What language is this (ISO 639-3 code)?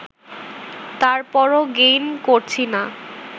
ben